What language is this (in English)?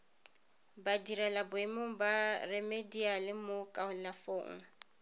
Tswana